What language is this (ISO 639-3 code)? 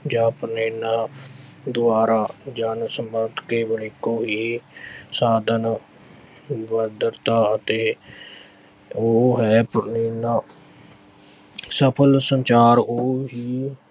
pan